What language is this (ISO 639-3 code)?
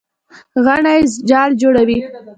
pus